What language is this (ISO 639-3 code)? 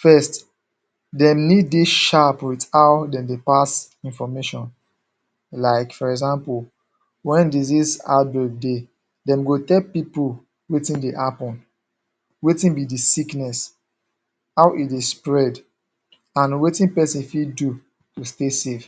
pcm